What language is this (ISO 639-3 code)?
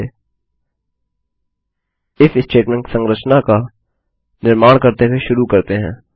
hin